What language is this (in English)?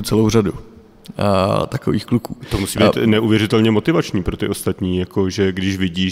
Czech